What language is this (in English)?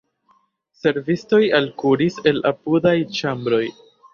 Esperanto